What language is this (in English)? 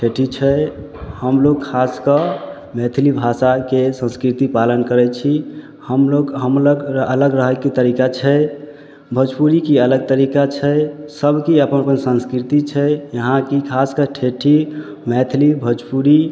Maithili